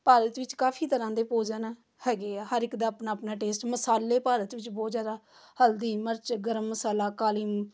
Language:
Punjabi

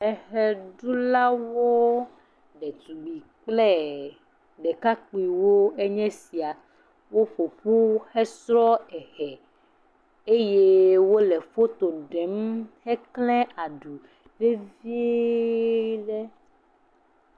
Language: Ewe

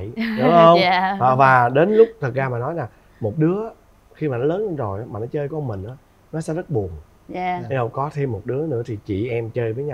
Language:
Vietnamese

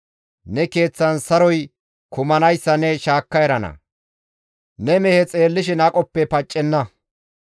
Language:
Gamo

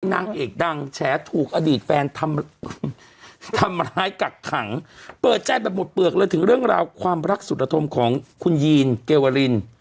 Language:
Thai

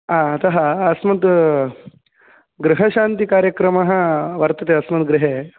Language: Sanskrit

